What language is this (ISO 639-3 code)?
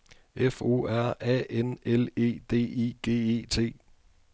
dan